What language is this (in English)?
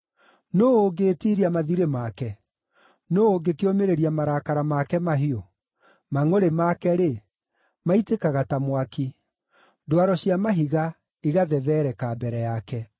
Kikuyu